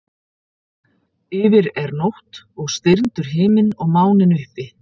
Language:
Icelandic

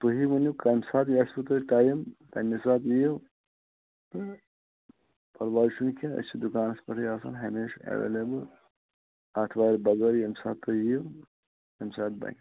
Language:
Kashmiri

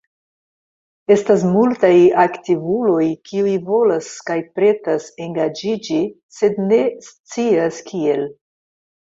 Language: Esperanto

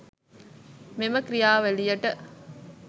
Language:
Sinhala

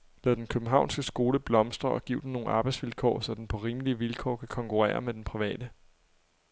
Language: Danish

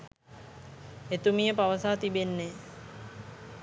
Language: Sinhala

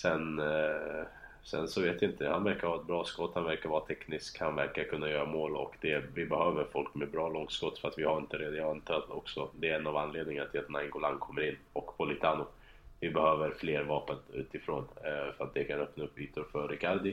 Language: Swedish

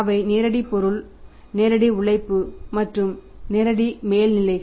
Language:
Tamil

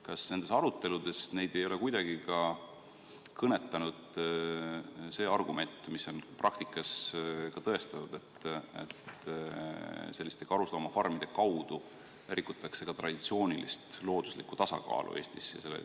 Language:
Estonian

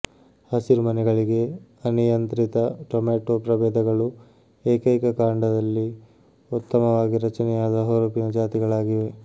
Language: Kannada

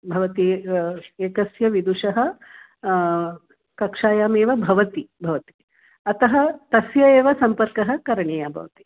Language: Sanskrit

